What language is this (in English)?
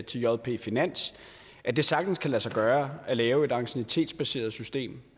Danish